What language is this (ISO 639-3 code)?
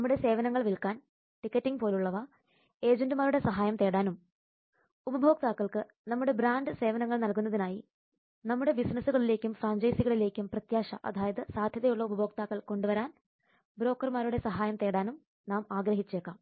mal